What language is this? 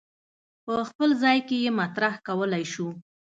Pashto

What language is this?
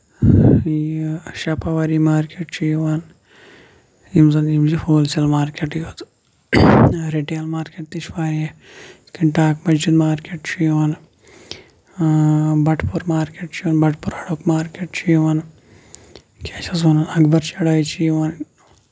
Kashmiri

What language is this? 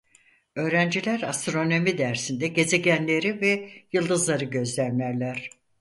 Turkish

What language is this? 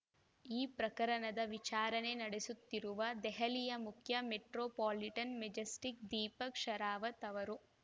Kannada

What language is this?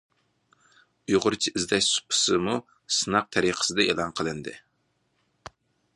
Uyghur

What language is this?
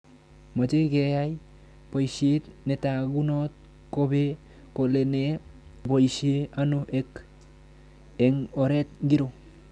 Kalenjin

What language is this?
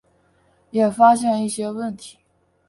Chinese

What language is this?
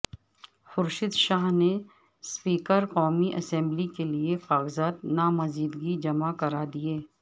Urdu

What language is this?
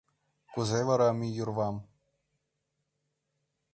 Mari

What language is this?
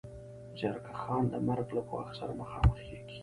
Pashto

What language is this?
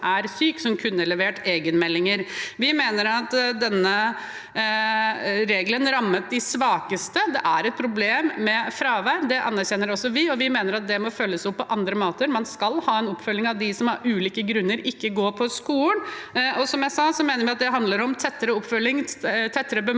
Norwegian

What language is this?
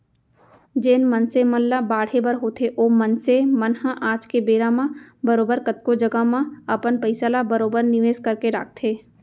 Chhattisgarhi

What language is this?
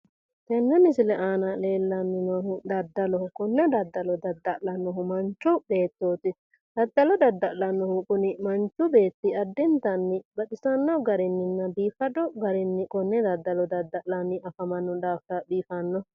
Sidamo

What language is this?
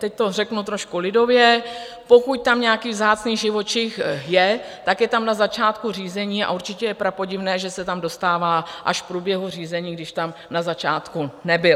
Czech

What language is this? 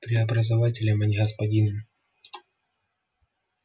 Russian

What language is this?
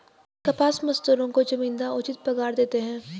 Hindi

